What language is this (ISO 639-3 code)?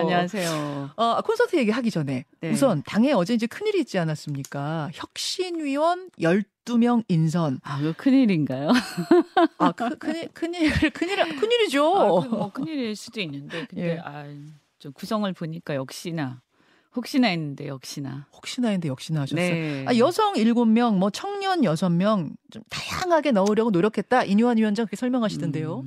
kor